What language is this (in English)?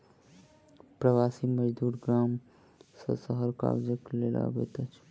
Maithili